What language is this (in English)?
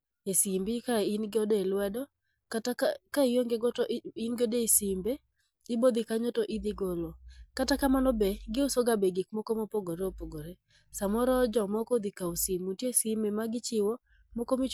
Luo (Kenya and Tanzania)